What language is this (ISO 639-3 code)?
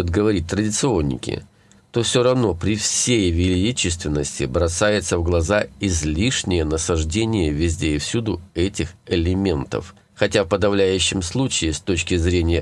rus